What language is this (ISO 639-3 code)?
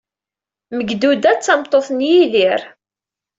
kab